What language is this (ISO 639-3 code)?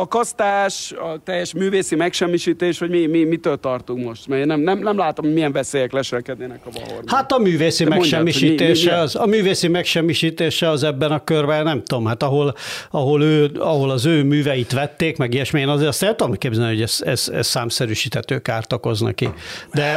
hun